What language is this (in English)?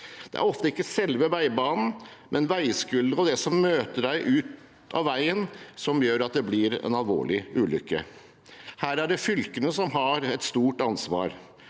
Norwegian